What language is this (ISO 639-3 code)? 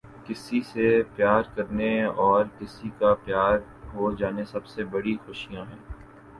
urd